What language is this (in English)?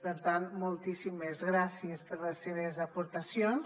Catalan